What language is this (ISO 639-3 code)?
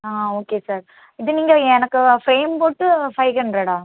tam